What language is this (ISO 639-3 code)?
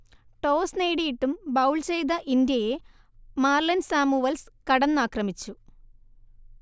mal